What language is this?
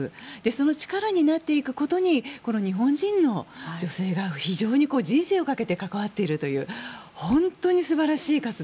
Japanese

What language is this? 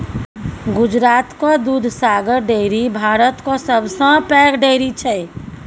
Maithili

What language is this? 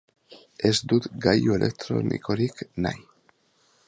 Basque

